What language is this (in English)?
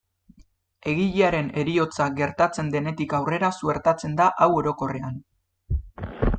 Basque